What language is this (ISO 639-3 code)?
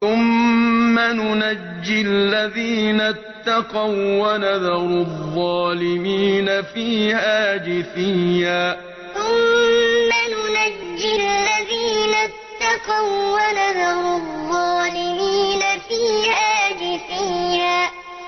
ara